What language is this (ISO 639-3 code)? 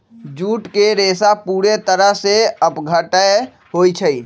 mag